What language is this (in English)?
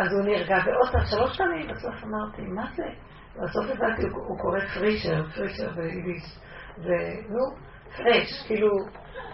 Hebrew